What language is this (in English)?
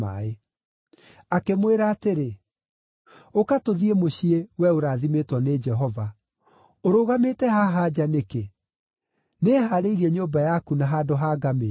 Kikuyu